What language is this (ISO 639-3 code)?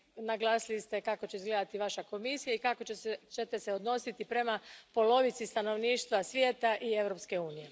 hrv